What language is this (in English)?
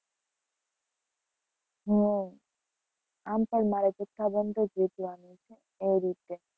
Gujarati